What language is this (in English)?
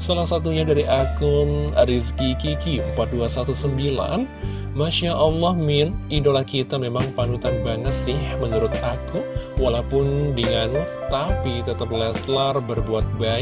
Indonesian